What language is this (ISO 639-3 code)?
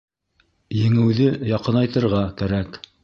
bak